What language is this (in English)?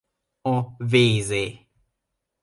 Hungarian